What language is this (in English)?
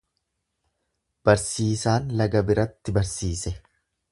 Oromo